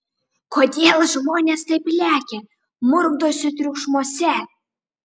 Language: Lithuanian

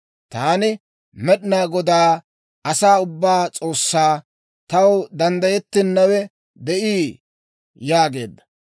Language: Dawro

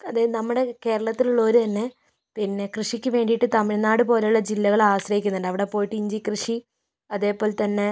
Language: Malayalam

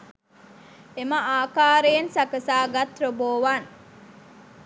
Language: Sinhala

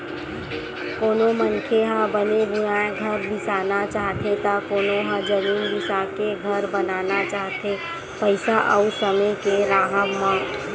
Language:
Chhattisgarhi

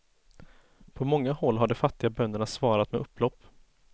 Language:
Swedish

